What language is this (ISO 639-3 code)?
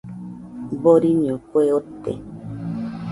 hux